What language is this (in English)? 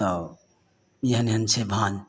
Maithili